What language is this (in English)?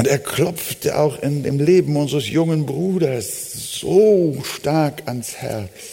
German